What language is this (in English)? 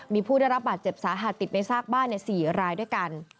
Thai